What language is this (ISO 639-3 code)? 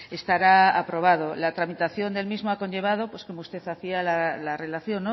spa